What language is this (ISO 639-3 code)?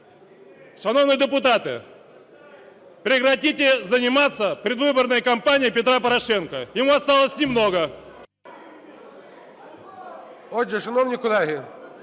ukr